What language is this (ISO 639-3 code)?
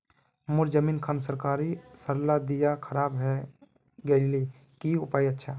mag